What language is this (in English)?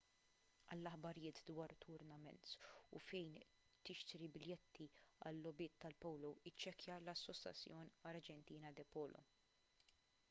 Maltese